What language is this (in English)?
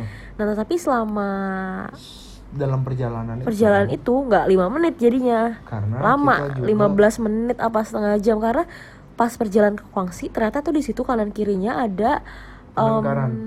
Indonesian